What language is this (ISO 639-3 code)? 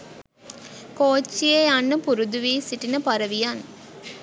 sin